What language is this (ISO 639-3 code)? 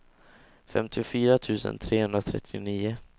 swe